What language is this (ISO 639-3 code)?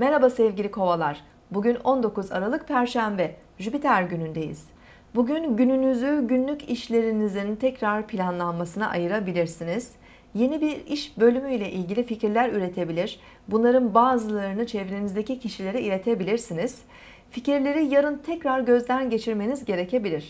tur